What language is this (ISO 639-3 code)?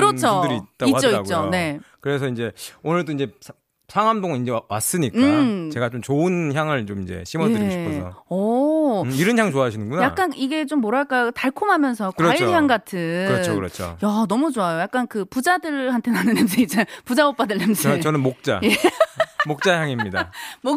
kor